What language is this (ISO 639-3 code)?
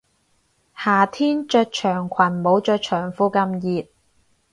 yue